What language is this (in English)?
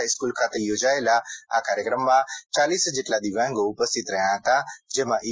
Gujarati